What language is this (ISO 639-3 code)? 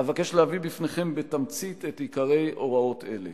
heb